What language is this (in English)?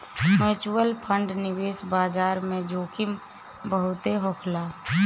Bhojpuri